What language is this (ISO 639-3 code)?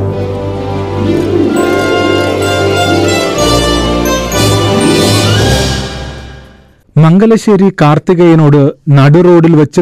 mal